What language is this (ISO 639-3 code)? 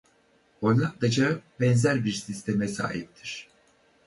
tur